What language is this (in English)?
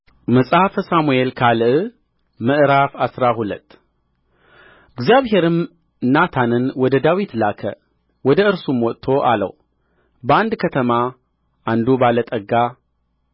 Amharic